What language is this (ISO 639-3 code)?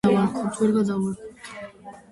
kat